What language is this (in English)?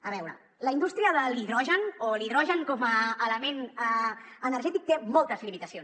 Catalan